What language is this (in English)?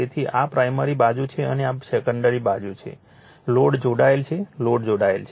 Gujarati